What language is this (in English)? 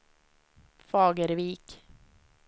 Swedish